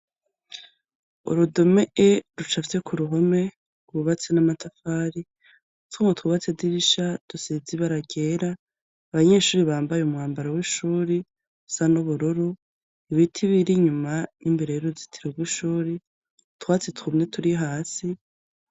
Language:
Rundi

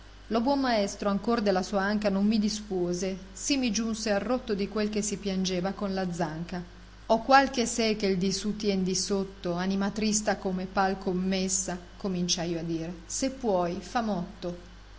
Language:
Italian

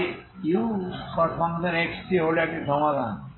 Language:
Bangla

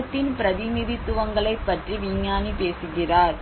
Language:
Tamil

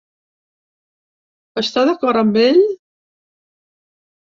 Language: Catalan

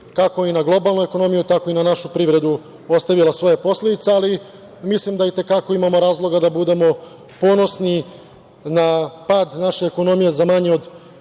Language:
Serbian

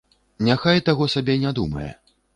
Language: Belarusian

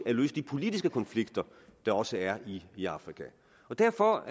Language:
Danish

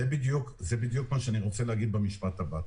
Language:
Hebrew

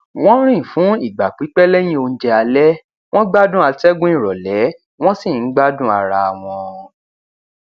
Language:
Yoruba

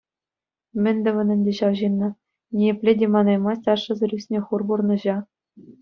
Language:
Chuvash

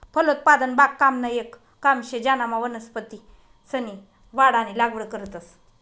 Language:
Marathi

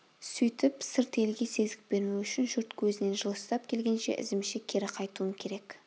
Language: Kazakh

